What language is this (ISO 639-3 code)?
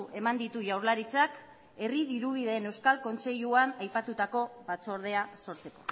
eus